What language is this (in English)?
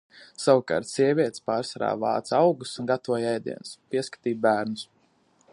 Latvian